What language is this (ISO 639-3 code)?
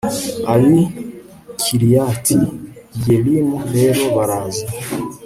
kin